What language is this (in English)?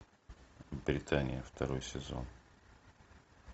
Russian